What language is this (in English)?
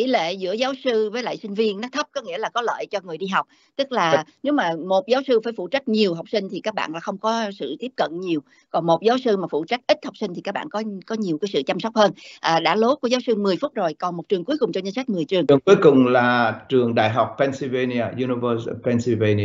Vietnamese